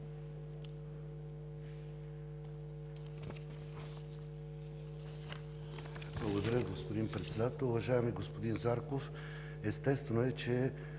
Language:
Bulgarian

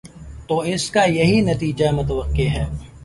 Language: Urdu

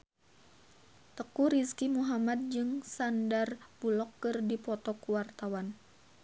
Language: Sundanese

